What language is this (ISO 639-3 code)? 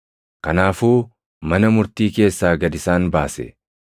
orm